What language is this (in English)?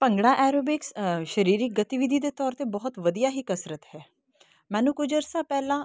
Punjabi